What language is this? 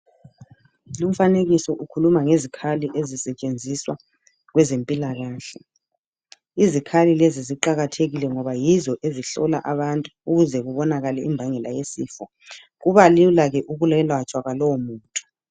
North Ndebele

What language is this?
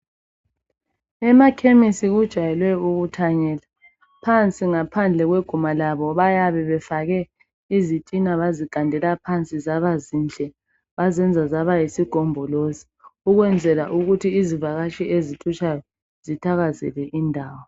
North Ndebele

